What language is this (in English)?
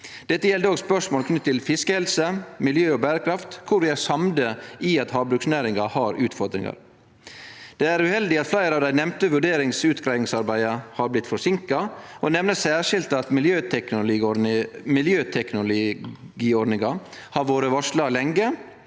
Norwegian